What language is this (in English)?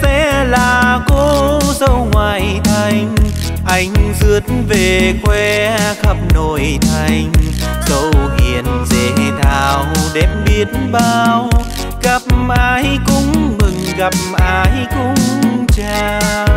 Vietnamese